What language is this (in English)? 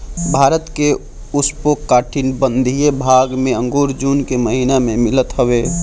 Bhojpuri